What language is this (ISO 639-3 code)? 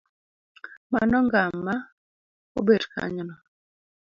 luo